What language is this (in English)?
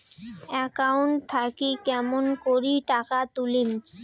Bangla